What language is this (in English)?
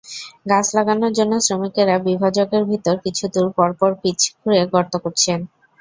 Bangla